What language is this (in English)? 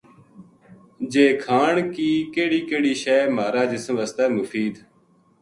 Gujari